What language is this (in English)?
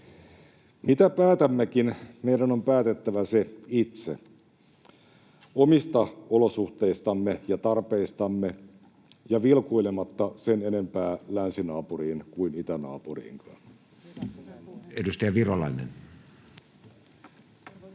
Finnish